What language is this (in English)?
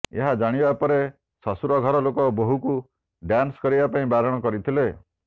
Odia